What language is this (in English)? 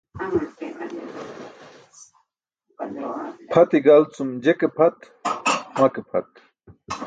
Burushaski